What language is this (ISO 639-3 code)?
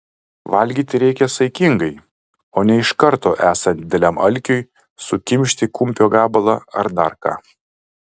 lit